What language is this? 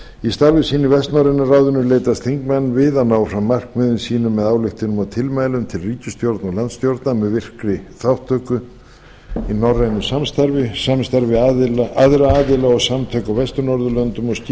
Icelandic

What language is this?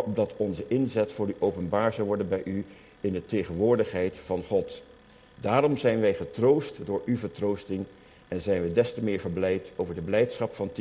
Dutch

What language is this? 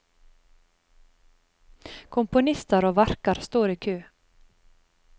Norwegian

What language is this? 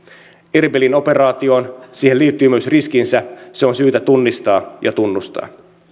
Finnish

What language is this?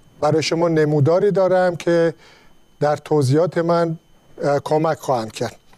Persian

